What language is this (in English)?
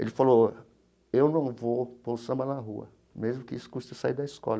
Portuguese